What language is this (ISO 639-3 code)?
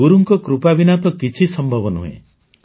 ori